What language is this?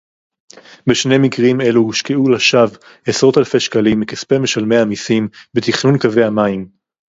Hebrew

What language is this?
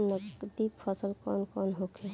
Bhojpuri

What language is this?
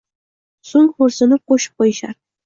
Uzbek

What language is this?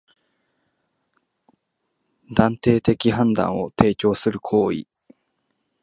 Japanese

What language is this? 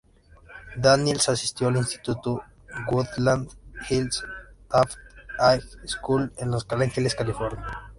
Spanish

